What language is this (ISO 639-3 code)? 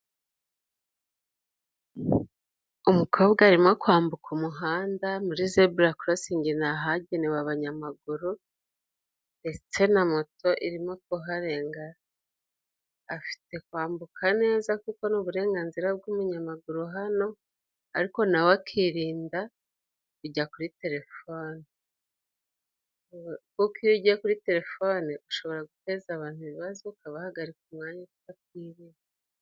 kin